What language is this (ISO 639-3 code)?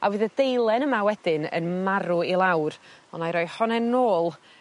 cym